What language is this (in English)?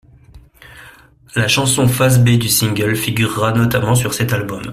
French